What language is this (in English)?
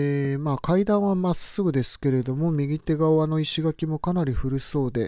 Japanese